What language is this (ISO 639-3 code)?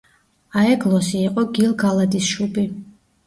kat